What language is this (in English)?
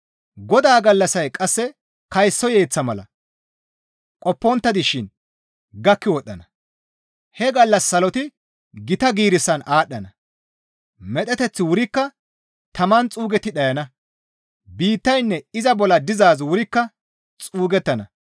Gamo